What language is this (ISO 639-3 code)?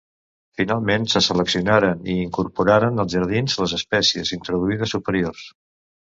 cat